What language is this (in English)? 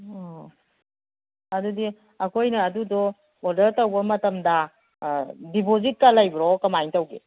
Manipuri